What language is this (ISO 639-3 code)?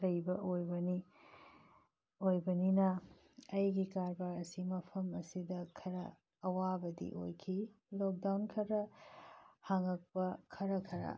mni